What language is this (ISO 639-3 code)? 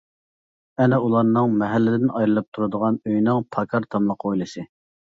uig